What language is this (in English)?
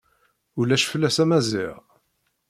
Kabyle